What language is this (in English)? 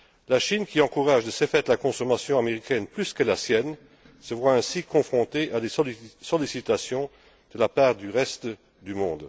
French